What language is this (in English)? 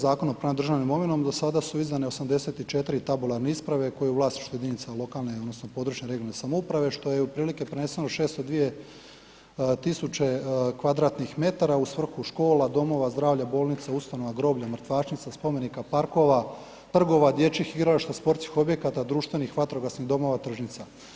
Croatian